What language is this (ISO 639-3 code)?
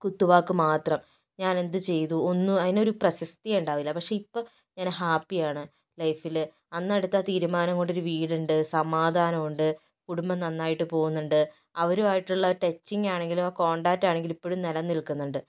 mal